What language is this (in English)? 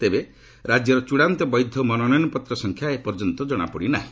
Odia